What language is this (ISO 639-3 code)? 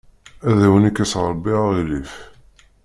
kab